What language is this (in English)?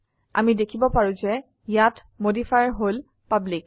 Assamese